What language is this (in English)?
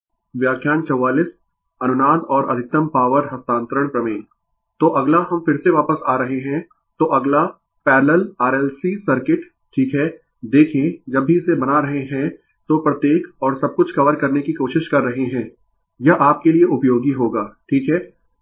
Hindi